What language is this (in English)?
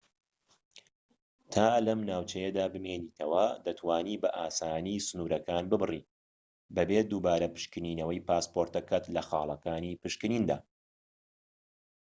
Central Kurdish